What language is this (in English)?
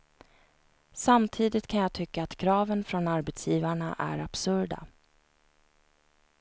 Swedish